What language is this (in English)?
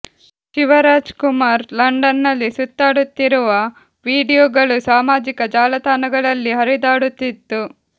Kannada